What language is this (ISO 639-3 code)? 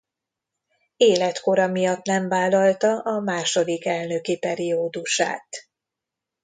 hun